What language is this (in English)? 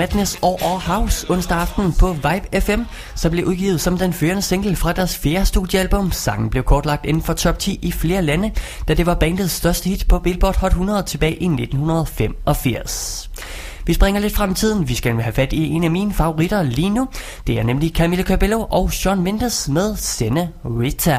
Danish